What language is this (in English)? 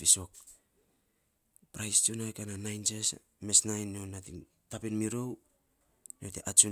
Saposa